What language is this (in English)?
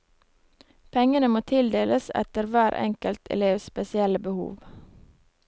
Norwegian